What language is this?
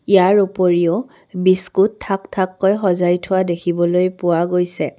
Assamese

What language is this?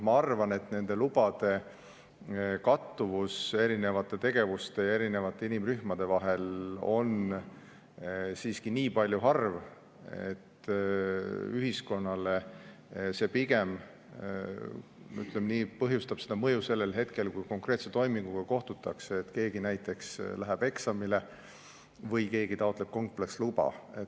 Estonian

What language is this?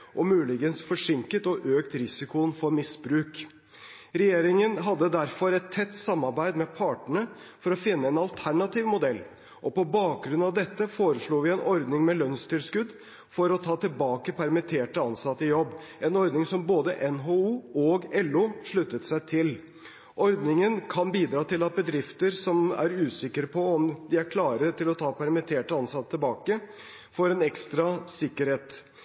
Norwegian Bokmål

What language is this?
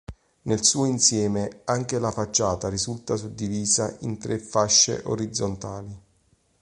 Italian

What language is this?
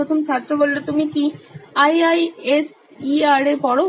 Bangla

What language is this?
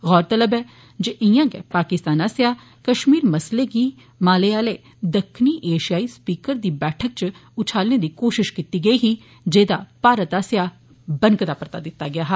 Dogri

